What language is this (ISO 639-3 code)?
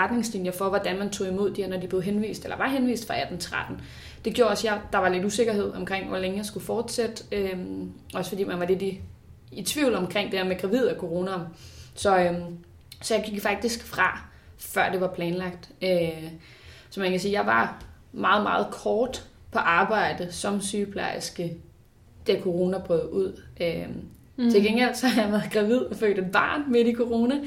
dan